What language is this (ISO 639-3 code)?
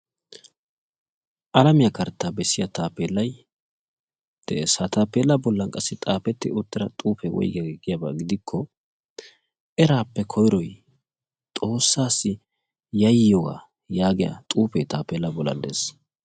wal